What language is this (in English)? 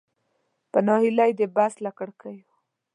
Pashto